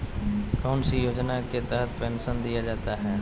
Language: Magahi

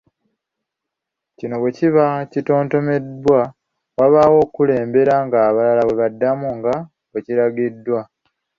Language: Ganda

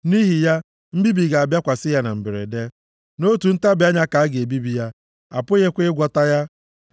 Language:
Igbo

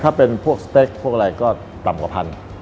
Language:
Thai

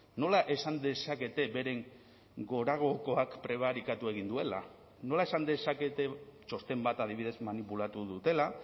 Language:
Basque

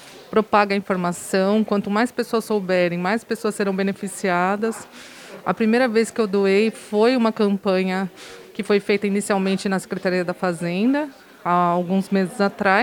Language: Portuguese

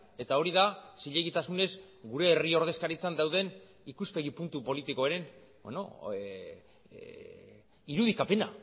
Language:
Basque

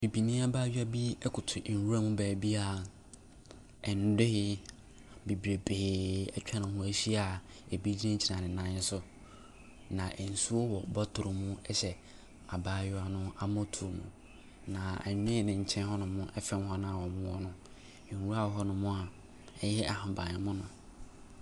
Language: Akan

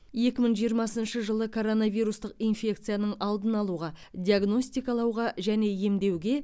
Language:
Kazakh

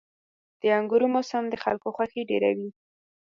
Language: Pashto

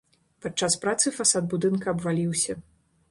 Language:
Belarusian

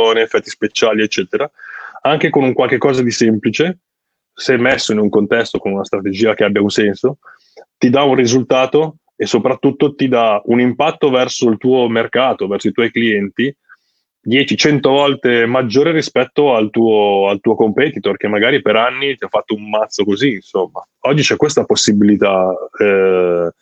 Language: Italian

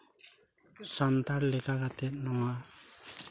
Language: Santali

